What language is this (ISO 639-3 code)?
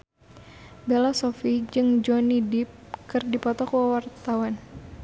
sun